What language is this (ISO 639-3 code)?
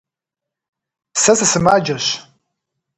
kbd